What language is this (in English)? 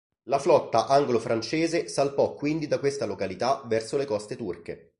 Italian